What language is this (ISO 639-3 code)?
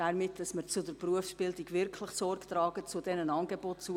gsw